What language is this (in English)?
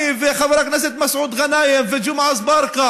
Hebrew